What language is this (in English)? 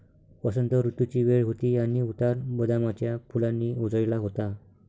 Marathi